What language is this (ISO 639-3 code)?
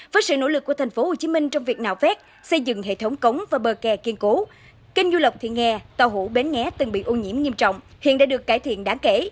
vie